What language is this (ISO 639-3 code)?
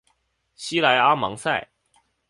zho